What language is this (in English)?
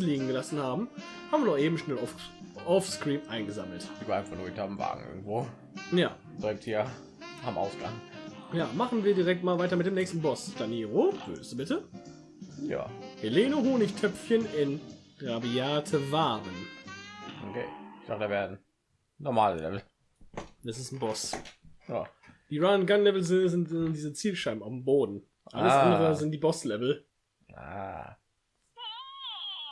German